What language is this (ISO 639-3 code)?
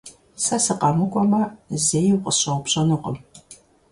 kbd